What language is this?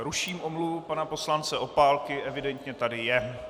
Czech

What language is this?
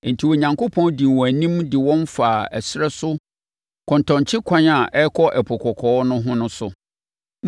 Akan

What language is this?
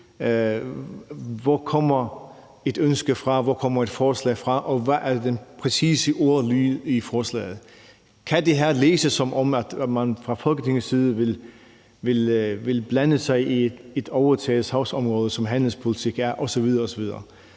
Danish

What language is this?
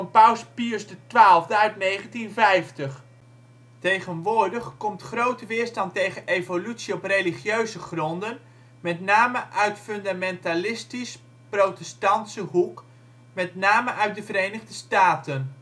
Dutch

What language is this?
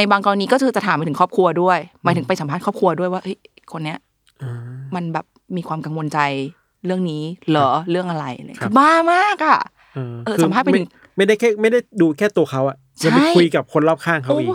Thai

